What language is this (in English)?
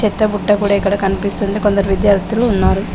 Telugu